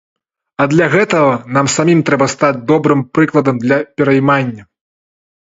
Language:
Belarusian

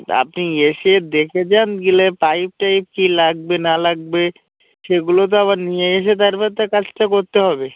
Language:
Bangla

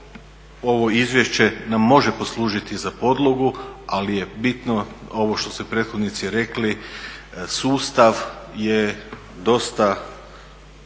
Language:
Croatian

